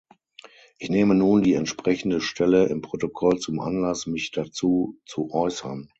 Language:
German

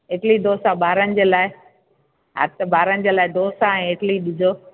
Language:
Sindhi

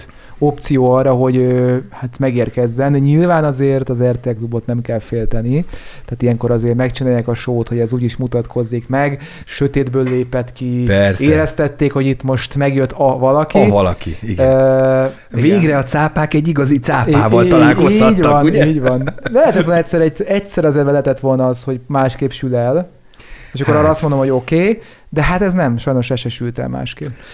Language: Hungarian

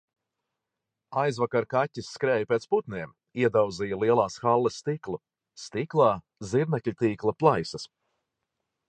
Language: Latvian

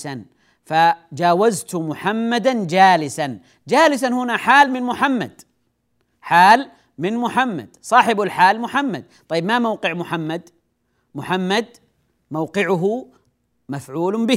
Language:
Arabic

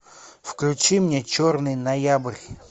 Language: Russian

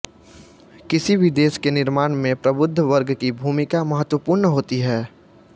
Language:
Hindi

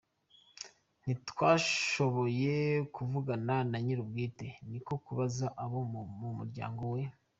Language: Kinyarwanda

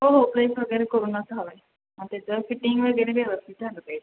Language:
Marathi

